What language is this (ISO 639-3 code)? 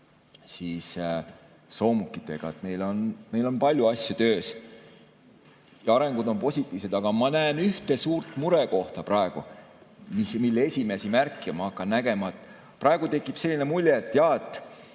est